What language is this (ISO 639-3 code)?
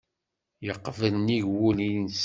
kab